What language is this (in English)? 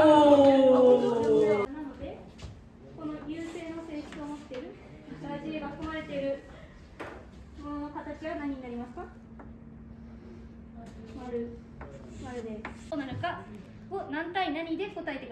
Japanese